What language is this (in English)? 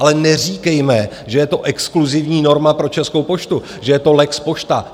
Czech